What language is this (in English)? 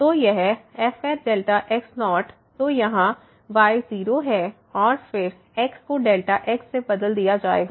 Hindi